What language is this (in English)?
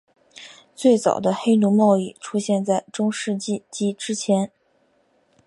Chinese